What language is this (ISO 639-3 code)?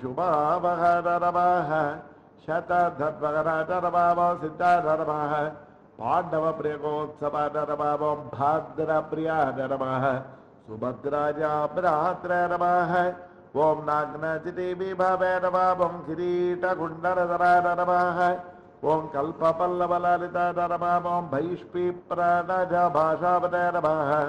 nld